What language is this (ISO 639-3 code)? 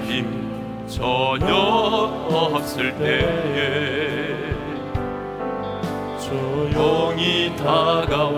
kor